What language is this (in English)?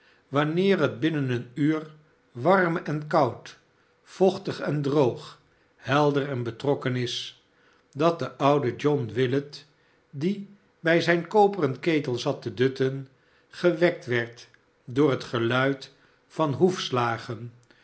Dutch